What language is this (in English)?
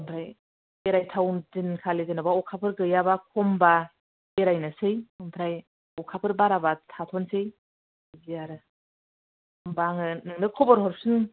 Bodo